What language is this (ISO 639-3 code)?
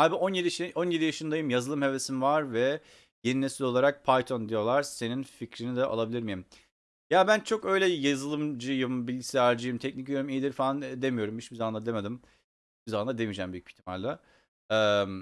tur